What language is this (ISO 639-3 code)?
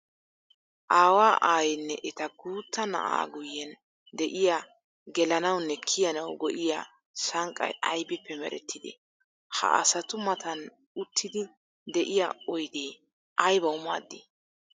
wal